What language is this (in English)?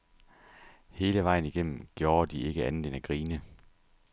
Danish